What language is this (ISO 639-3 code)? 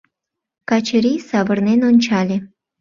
chm